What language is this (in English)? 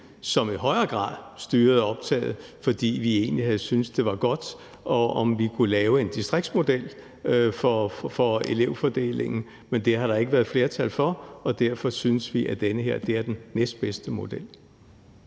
Danish